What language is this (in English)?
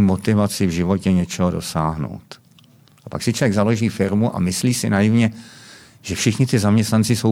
Czech